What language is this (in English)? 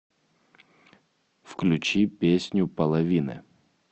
Russian